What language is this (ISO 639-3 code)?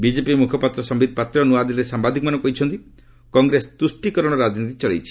ori